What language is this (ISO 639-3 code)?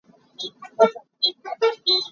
cnh